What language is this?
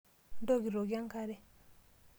Masai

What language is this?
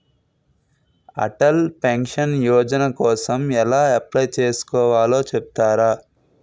Telugu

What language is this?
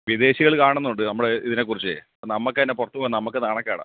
Malayalam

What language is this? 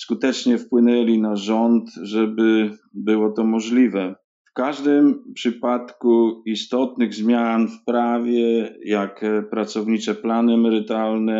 Polish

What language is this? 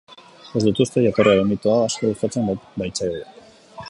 Basque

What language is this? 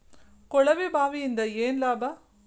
Kannada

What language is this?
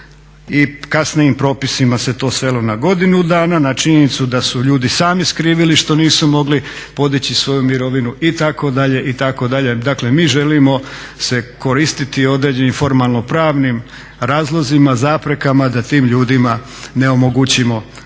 Croatian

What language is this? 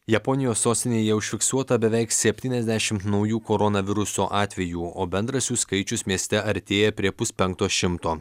Lithuanian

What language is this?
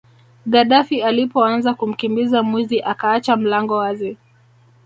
Swahili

